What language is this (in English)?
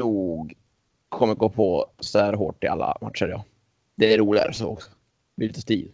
Swedish